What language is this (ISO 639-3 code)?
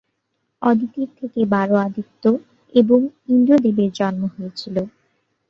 ben